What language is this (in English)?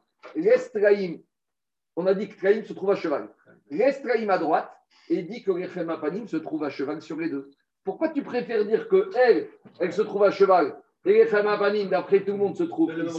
French